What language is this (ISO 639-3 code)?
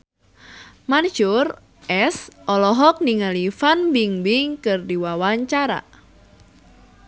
sun